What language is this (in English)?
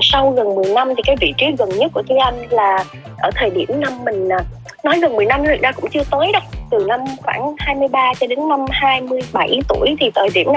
Vietnamese